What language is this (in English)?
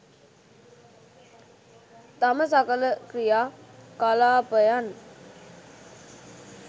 Sinhala